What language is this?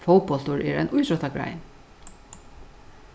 Faroese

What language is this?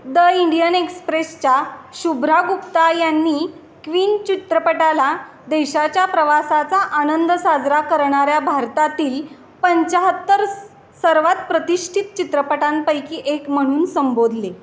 Marathi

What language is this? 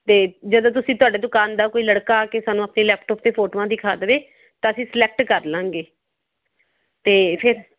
Punjabi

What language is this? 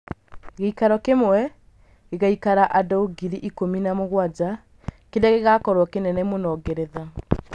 Kikuyu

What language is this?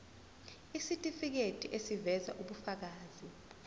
Zulu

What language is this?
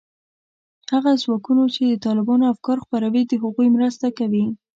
Pashto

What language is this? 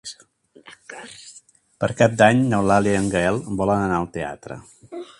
Catalan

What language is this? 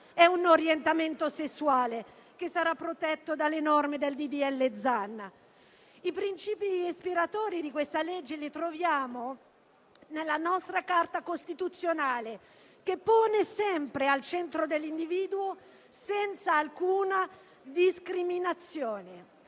Italian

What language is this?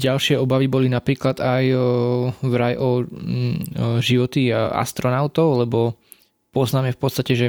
Slovak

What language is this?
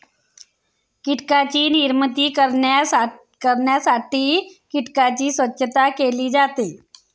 Marathi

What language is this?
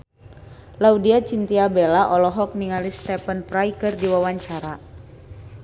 Sundanese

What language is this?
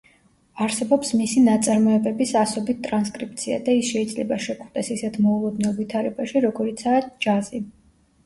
Georgian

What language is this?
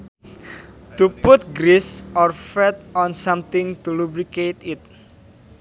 Sundanese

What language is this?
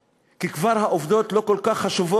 Hebrew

